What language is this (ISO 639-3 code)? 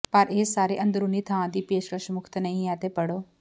pan